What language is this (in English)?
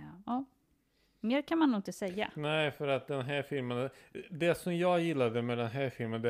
Swedish